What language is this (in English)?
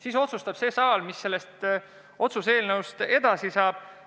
Estonian